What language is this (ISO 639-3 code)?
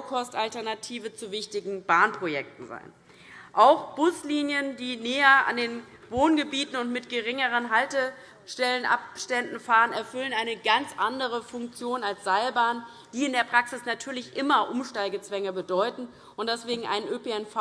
deu